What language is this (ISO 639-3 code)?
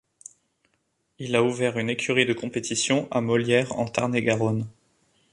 fra